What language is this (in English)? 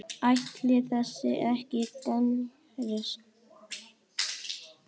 Icelandic